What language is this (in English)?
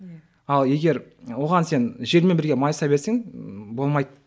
Kazakh